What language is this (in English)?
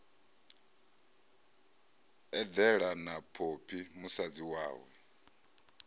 Venda